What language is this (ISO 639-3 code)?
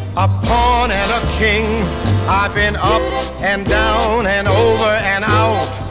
zho